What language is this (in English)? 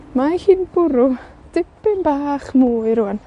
Welsh